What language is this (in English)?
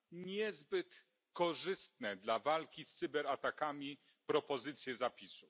Polish